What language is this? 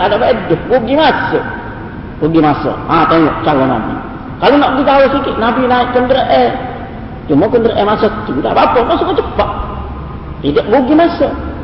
Malay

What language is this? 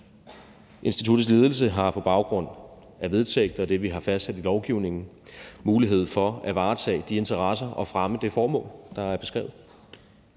Danish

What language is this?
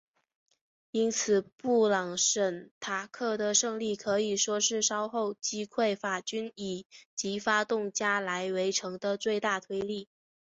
Chinese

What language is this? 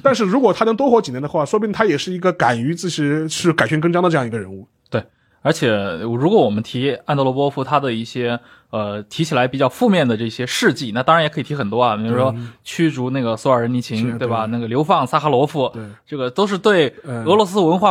Chinese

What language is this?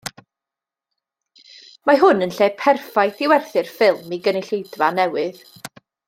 Welsh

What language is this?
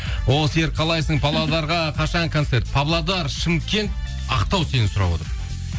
Kazakh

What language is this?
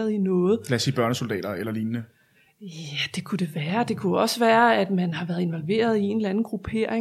Danish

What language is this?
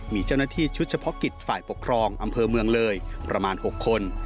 Thai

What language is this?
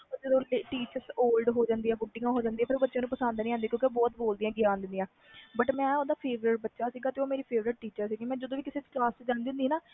Punjabi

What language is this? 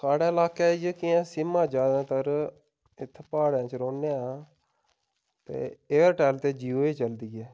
Dogri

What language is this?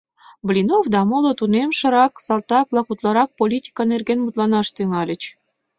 Mari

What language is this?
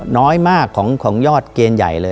Thai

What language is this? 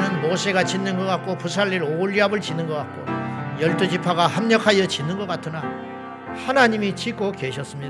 Korean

